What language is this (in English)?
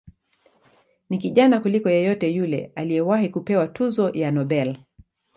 Swahili